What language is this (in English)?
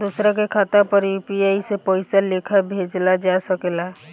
Bhojpuri